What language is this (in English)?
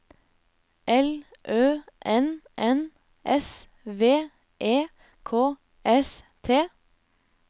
Norwegian